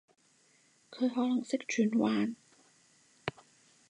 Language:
Cantonese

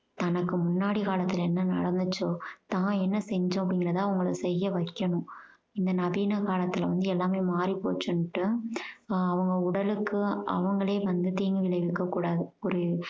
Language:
Tamil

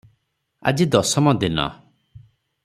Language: Odia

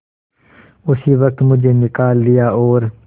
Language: Hindi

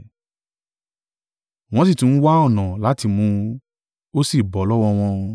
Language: Yoruba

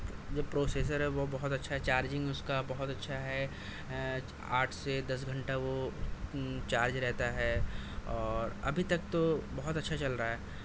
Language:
Urdu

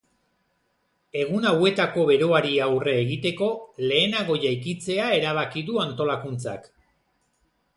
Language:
Basque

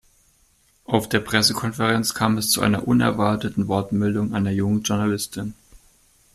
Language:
German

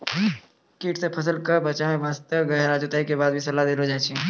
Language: Maithili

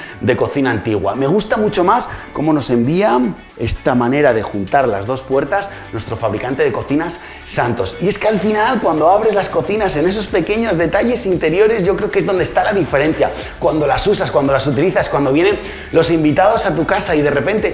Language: Spanish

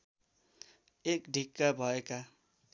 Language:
Nepali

